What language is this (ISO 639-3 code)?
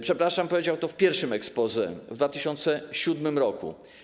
pol